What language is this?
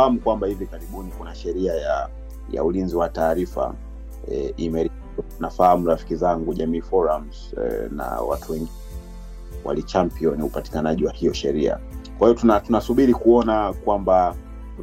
Swahili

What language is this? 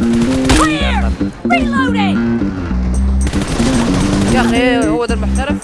Arabic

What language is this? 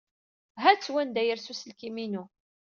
Kabyle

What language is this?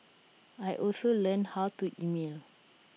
English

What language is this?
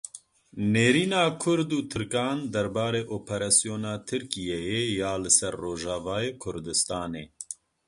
Kurdish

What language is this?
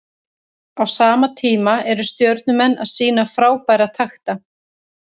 Icelandic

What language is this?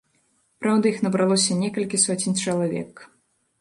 Belarusian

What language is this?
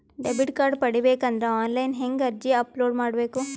Kannada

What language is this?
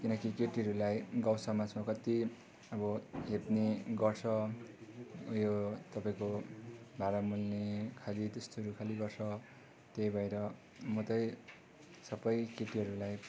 Nepali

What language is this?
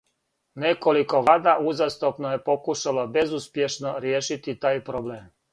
Serbian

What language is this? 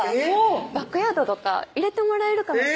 Japanese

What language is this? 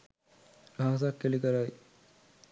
Sinhala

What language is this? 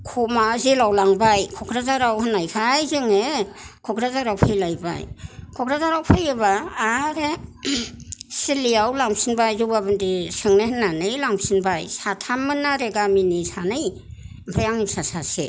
Bodo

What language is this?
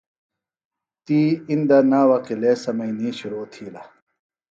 Phalura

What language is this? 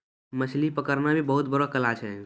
Maithili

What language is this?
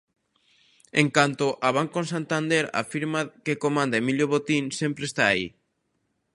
Galician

